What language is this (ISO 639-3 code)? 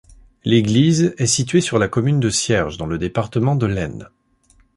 fra